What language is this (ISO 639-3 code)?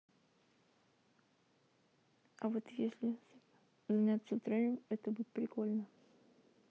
rus